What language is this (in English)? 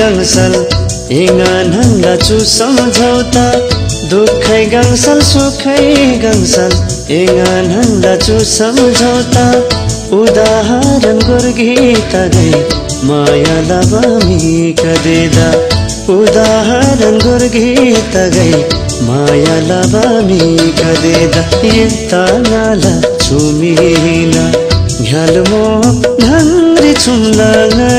Thai